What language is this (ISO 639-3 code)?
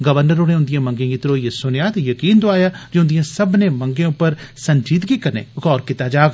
doi